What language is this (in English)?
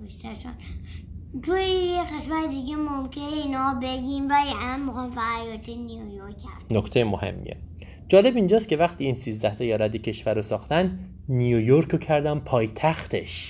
Persian